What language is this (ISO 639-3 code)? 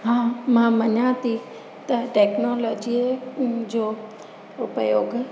snd